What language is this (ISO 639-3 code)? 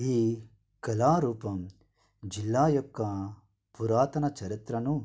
tel